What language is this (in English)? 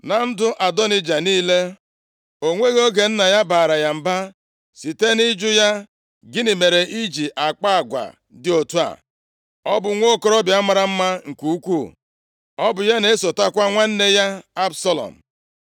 Igbo